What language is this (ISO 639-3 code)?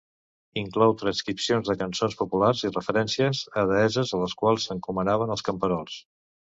cat